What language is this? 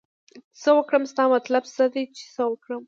Pashto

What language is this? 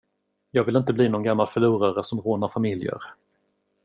Swedish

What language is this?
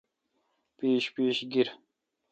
Kalkoti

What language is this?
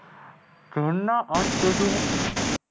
Gujarati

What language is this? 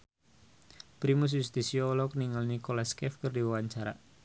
Sundanese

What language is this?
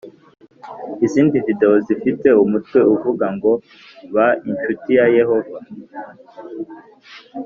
Kinyarwanda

